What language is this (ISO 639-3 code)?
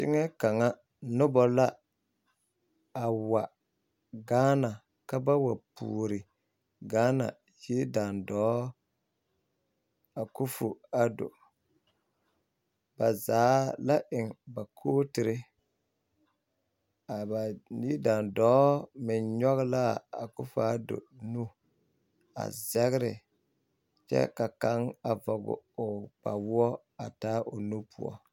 dga